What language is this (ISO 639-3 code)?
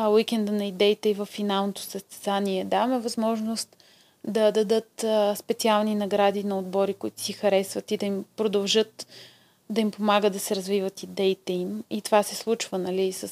bul